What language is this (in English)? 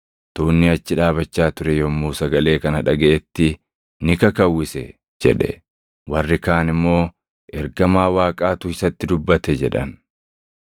Oromo